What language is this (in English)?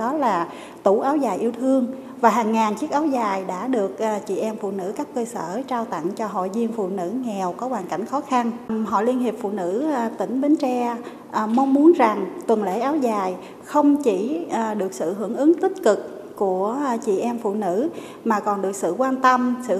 Vietnamese